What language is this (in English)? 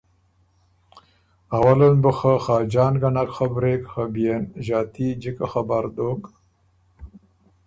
Ormuri